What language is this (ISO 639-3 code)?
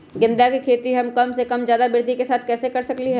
mag